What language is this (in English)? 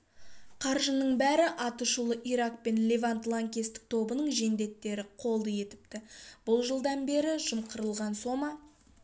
Kazakh